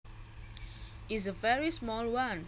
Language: Javanese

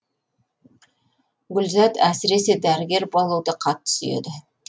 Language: Kazakh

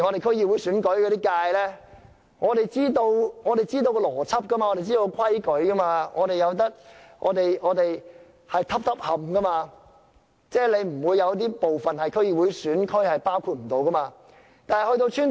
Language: Cantonese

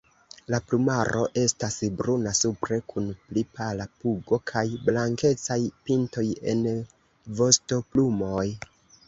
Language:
Esperanto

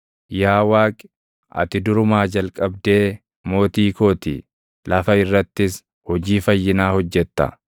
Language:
Oromo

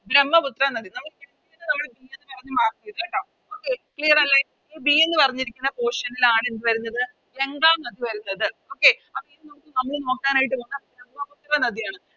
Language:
Malayalam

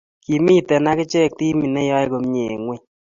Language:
Kalenjin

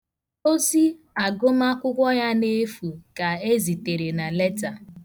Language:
Igbo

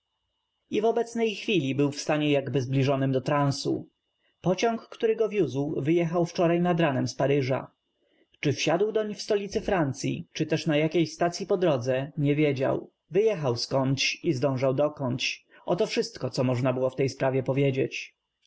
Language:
Polish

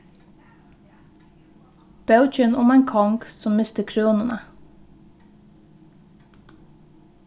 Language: Faroese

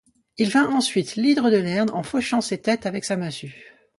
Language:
French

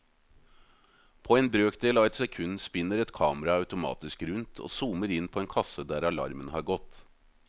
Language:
Norwegian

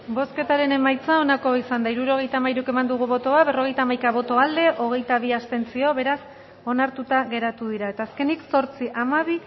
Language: Basque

